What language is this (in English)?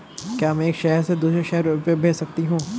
Hindi